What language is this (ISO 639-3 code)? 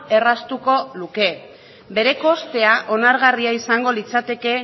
eus